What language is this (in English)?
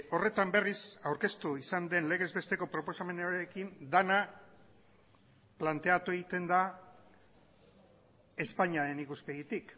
Basque